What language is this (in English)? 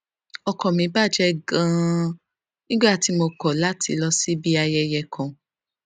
Yoruba